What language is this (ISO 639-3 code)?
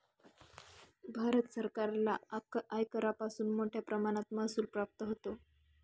mar